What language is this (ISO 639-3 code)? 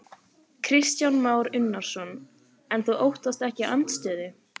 isl